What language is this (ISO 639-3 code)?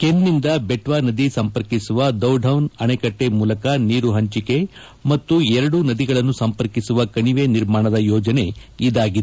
kan